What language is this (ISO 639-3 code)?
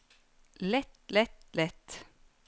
nor